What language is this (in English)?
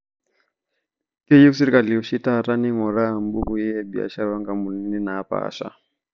Masai